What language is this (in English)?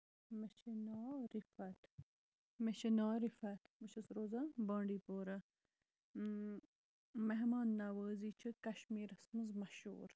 Kashmiri